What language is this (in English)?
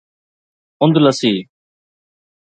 Sindhi